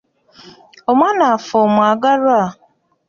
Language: Ganda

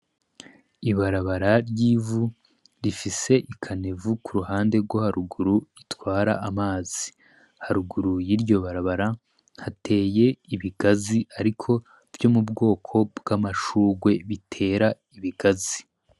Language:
Rundi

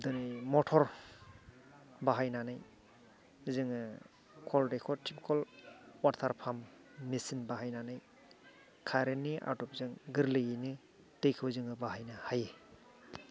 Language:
Bodo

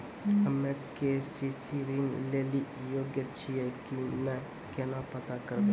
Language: Maithili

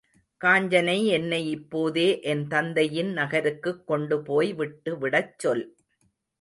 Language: Tamil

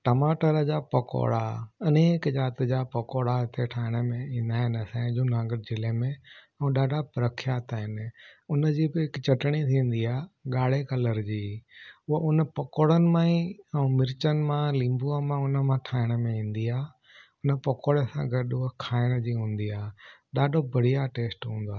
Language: Sindhi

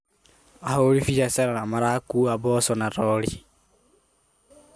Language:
Kikuyu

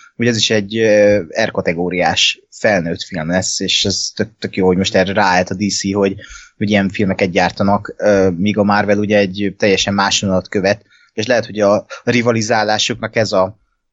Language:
Hungarian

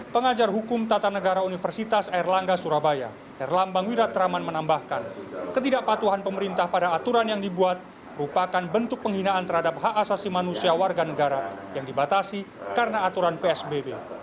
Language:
Indonesian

